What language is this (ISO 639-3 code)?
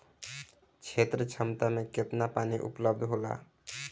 bho